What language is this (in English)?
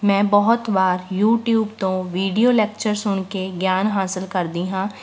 Punjabi